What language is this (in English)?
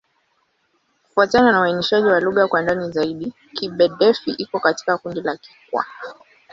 Swahili